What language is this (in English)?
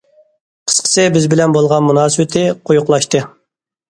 Uyghur